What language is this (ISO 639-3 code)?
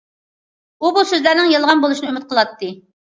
uig